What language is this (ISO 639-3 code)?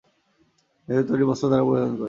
ben